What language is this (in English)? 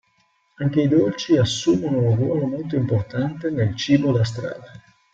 Italian